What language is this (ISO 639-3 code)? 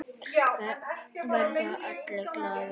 isl